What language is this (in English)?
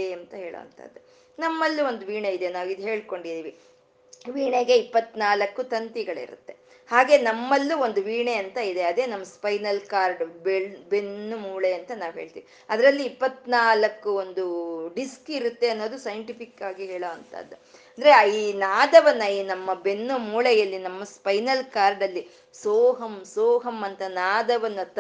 Kannada